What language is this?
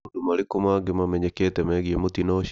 Kikuyu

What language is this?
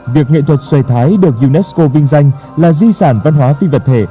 Vietnamese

